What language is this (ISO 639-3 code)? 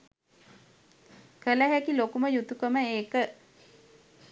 sin